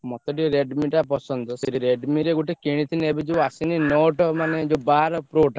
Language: Odia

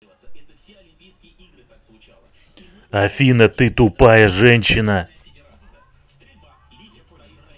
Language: Russian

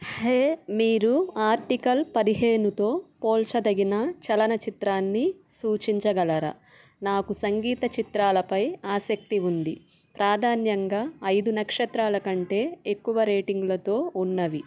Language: Telugu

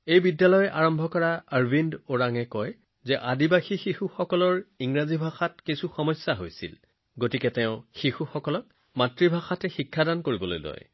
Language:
Assamese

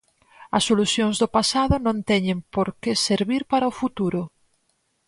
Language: Galician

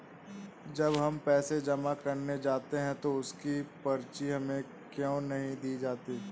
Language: Hindi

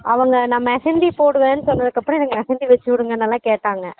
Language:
Tamil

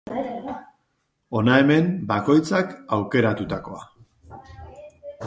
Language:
Basque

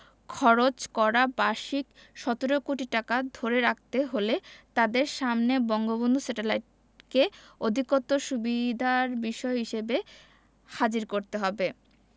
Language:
Bangla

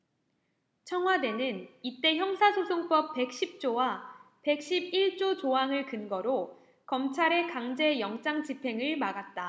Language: Korean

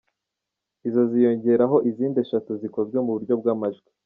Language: Kinyarwanda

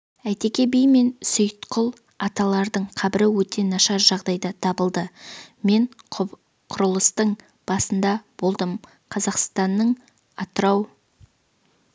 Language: Kazakh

